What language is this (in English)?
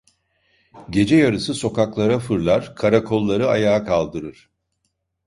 Turkish